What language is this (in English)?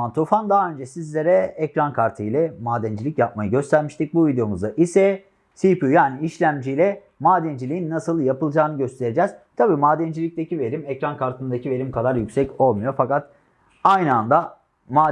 Turkish